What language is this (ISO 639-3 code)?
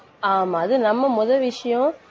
tam